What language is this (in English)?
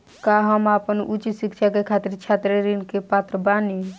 Bhojpuri